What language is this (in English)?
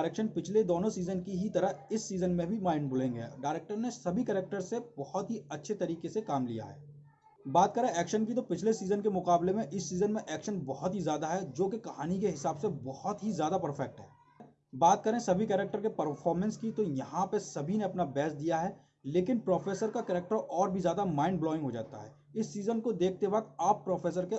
Hindi